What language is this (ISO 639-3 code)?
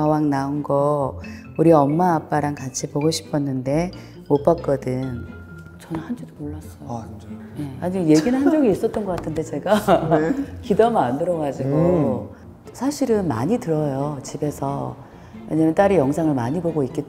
kor